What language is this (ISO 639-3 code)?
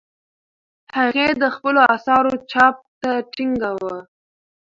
pus